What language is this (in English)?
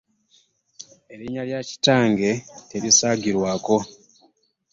Ganda